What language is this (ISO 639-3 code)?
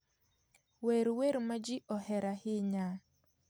luo